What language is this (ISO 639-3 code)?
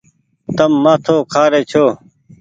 gig